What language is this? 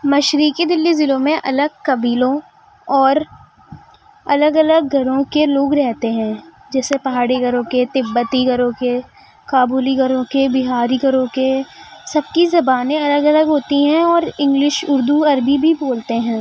Urdu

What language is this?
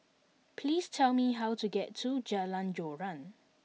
English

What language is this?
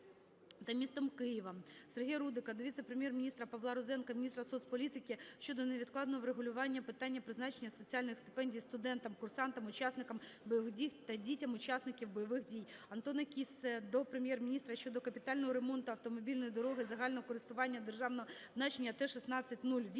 Ukrainian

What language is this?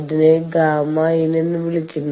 Malayalam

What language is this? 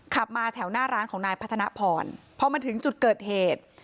Thai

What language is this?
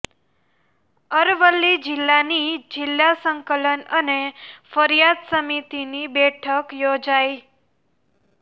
Gujarati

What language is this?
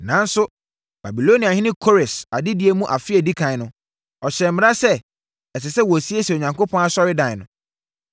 Akan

